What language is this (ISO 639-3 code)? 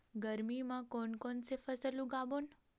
hne